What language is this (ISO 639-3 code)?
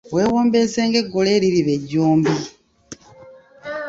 lug